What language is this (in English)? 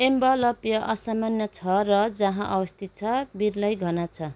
Nepali